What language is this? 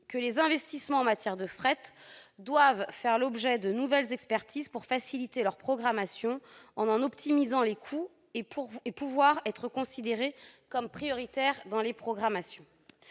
French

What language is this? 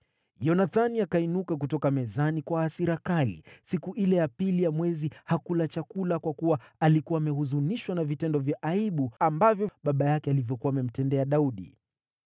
Swahili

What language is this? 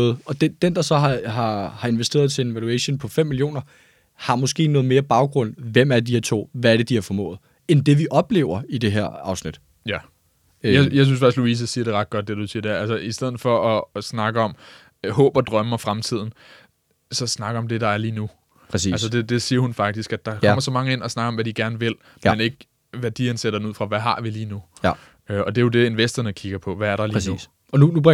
Danish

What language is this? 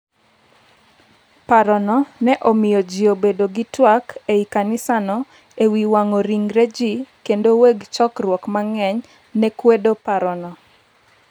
Luo (Kenya and Tanzania)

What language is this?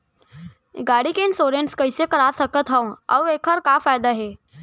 Chhattisgarhi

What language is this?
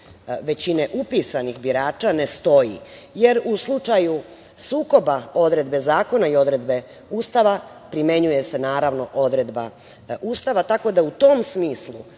Serbian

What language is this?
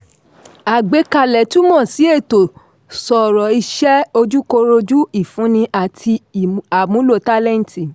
Yoruba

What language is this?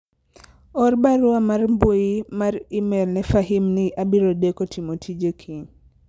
Luo (Kenya and Tanzania)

